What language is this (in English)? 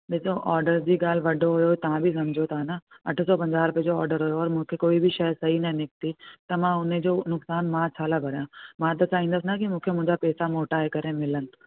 Sindhi